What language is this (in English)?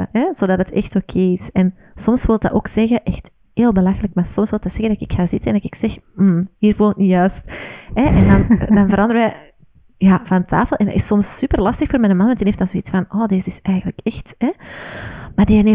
Dutch